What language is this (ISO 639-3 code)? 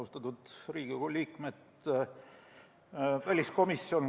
est